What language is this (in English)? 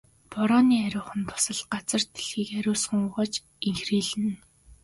Mongolian